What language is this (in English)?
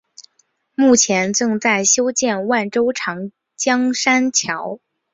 Chinese